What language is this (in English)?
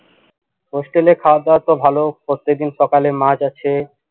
Bangla